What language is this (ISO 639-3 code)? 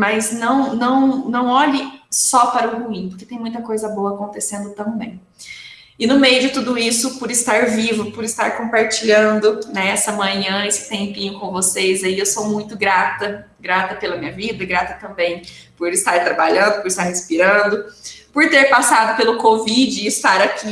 por